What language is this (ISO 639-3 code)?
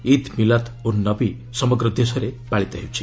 ori